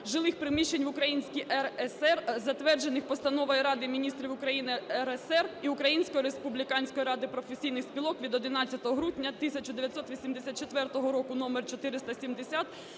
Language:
Ukrainian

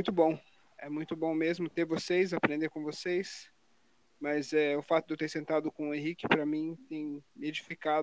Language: Portuguese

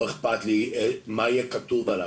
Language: Hebrew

